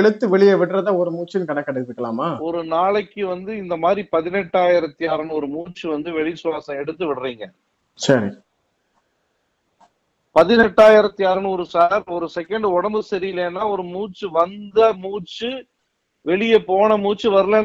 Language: Tamil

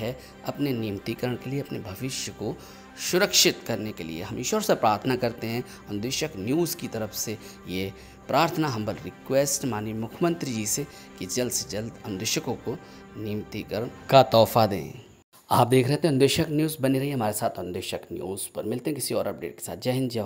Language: Hindi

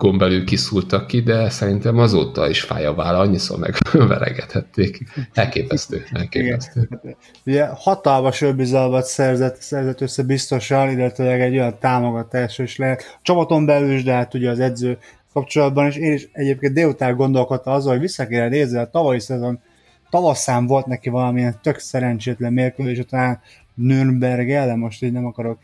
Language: Hungarian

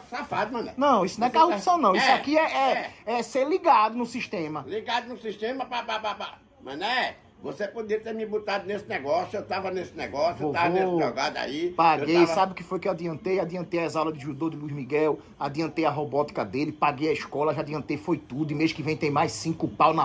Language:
Portuguese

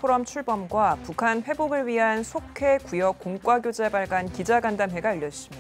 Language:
Korean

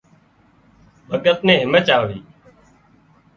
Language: Wadiyara Koli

